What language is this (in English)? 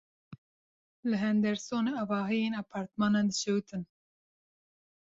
Kurdish